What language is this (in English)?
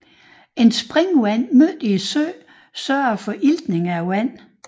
Danish